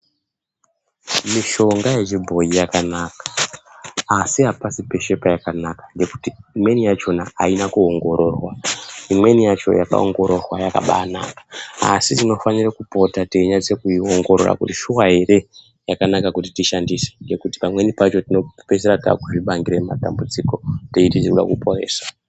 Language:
Ndau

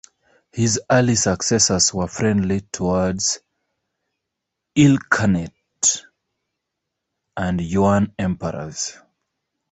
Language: English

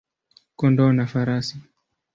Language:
Swahili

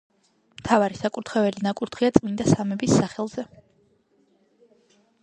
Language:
Georgian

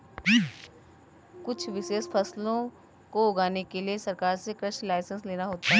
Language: Hindi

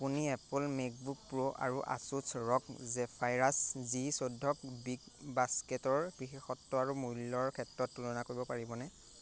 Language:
Assamese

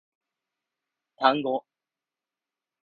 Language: Japanese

